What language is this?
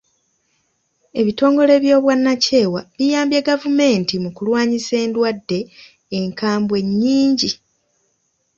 Ganda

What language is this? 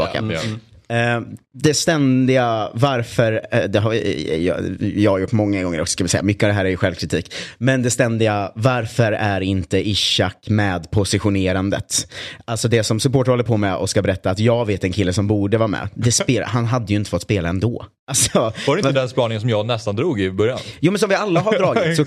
Swedish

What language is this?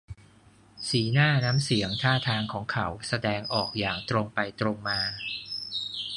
Thai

